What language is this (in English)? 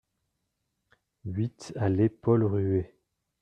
French